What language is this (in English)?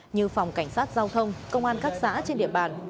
Vietnamese